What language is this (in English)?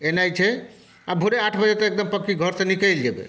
Maithili